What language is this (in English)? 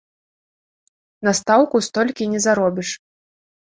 Belarusian